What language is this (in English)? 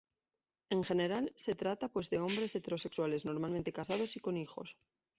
Spanish